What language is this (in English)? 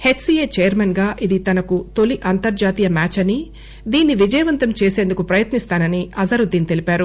Telugu